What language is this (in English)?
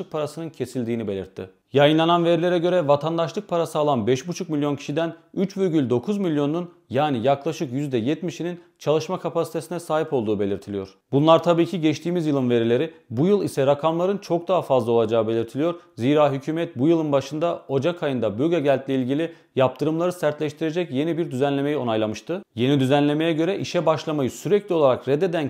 Turkish